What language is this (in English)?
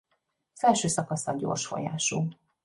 Hungarian